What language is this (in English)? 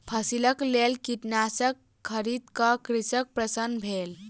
Maithili